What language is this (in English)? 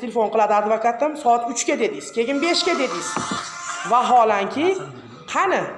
Uzbek